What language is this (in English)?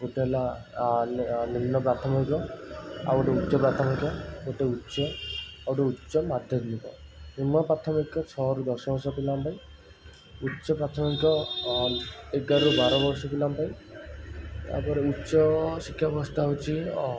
Odia